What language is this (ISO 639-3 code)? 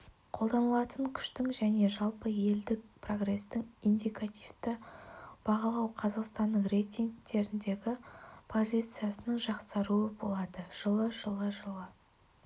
kaz